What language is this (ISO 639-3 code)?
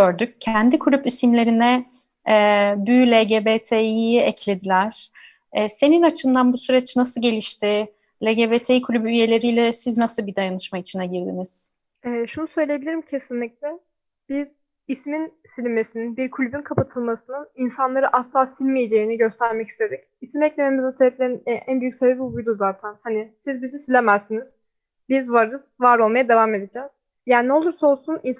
tur